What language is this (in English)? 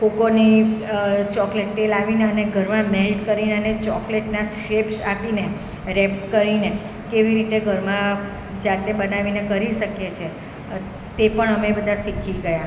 Gujarati